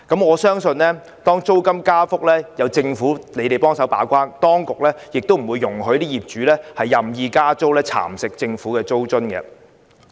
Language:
Cantonese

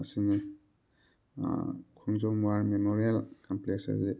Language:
Manipuri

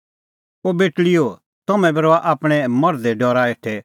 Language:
Kullu Pahari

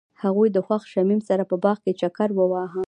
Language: Pashto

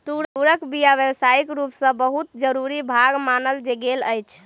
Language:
Maithili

